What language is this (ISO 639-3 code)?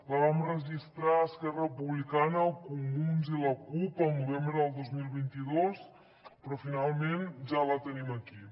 cat